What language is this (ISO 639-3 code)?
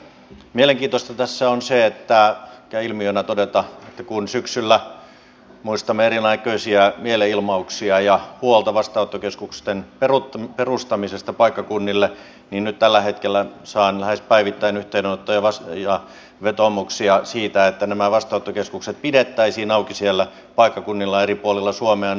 fin